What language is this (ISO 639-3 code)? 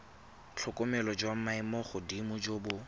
tsn